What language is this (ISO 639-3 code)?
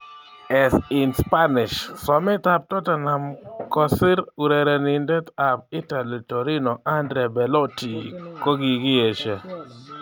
kln